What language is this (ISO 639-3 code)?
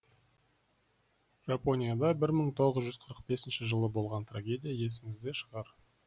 kaz